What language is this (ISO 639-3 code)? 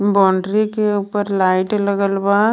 bho